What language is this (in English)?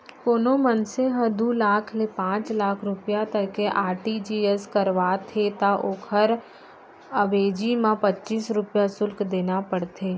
Chhattisgarhi